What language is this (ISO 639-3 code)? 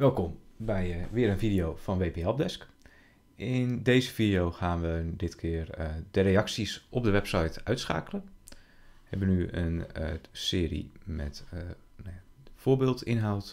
nld